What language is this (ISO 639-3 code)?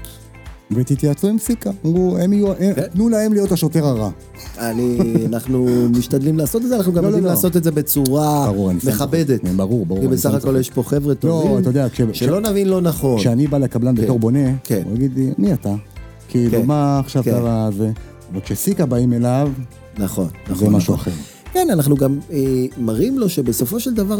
heb